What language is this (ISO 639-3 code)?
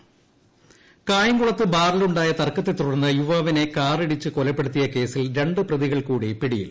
mal